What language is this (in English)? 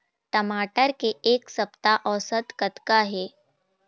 Chhattisgarhi